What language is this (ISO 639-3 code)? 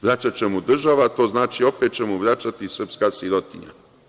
srp